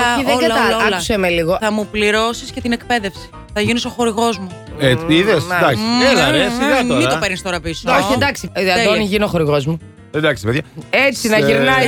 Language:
Greek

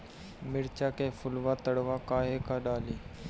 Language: Bhojpuri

